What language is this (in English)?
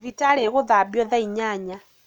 Kikuyu